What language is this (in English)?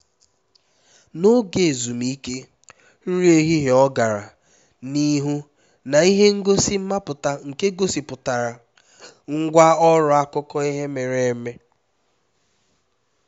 Igbo